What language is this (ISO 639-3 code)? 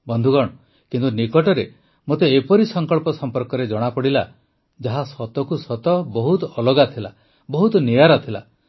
ori